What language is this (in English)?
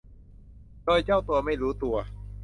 Thai